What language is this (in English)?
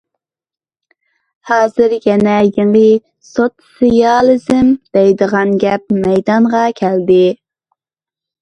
Uyghur